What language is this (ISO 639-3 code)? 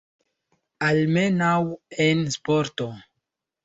epo